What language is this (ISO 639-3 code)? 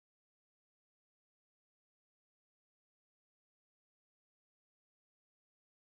msa